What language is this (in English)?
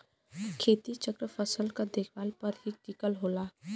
Bhojpuri